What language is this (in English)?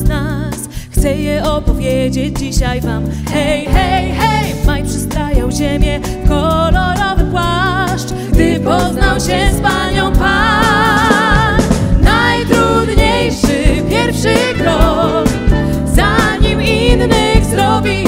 Polish